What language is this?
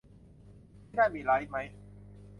Thai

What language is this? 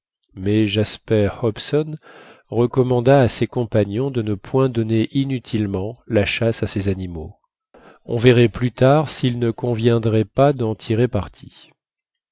French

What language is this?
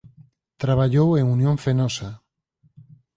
Galician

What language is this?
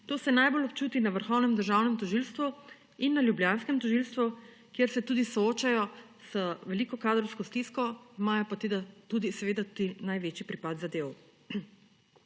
Slovenian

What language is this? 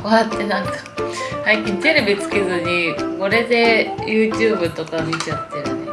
Japanese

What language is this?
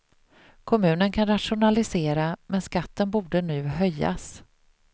Swedish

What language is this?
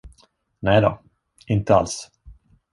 Swedish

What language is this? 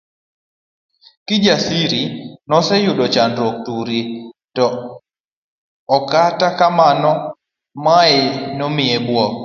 Luo (Kenya and Tanzania)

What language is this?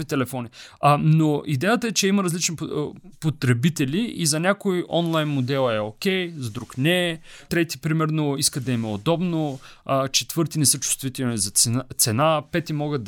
Bulgarian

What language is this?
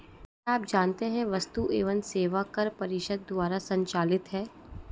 Hindi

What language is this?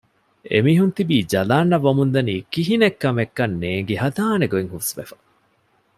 Divehi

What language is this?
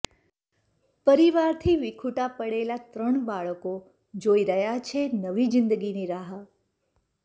Gujarati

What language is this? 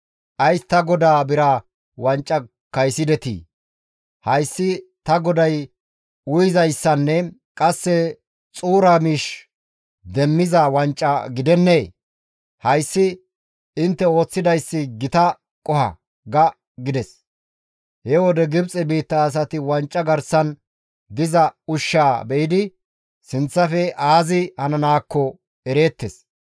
Gamo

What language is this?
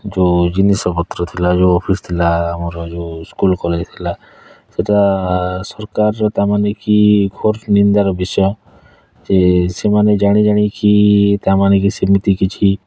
Odia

